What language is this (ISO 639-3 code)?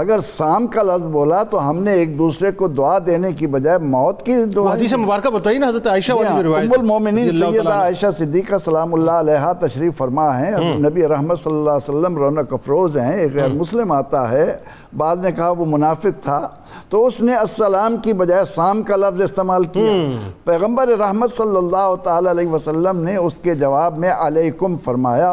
urd